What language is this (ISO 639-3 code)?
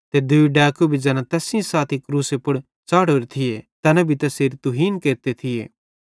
bhd